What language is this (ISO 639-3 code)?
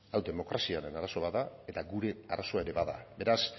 eus